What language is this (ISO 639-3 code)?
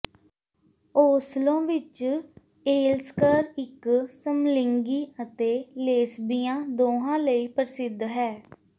pan